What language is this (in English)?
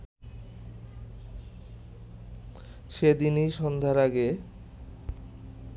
Bangla